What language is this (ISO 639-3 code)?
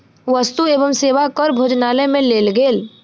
mai